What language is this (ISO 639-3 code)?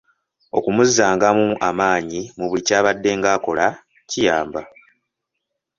lug